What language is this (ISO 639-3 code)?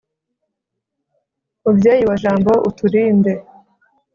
kin